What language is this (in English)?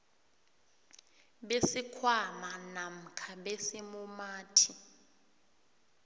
South Ndebele